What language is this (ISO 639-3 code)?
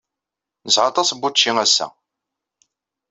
kab